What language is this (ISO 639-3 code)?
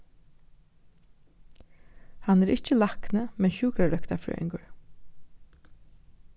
fao